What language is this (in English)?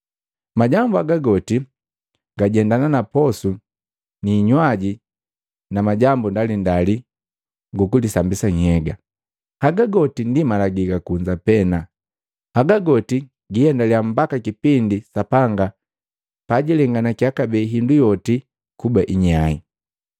Matengo